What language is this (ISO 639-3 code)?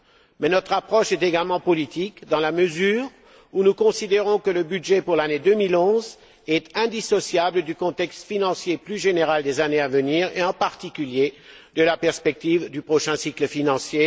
fra